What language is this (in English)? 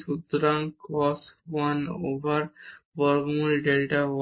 Bangla